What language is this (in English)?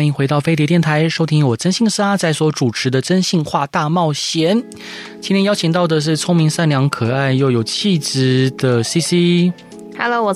Chinese